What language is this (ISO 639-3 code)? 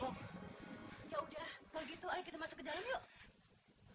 ind